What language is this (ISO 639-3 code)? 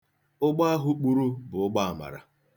ibo